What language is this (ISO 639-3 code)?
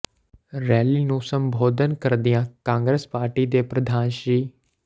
pan